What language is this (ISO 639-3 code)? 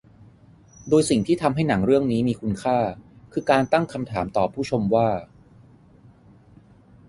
tha